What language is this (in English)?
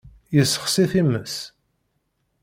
Kabyle